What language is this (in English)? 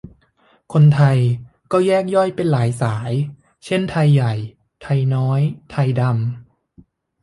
Thai